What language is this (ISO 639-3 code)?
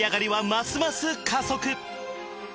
jpn